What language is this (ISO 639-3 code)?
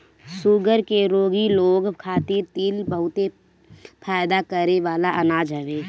bho